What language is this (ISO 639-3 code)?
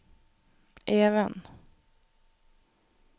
nor